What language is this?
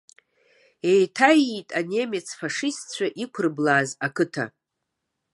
Abkhazian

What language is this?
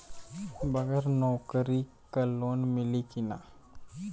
Bhojpuri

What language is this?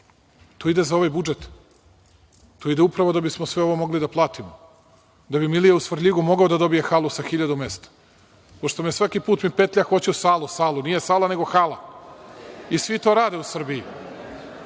Serbian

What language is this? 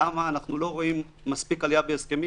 Hebrew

